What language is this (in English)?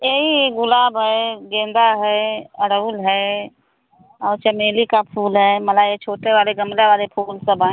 Hindi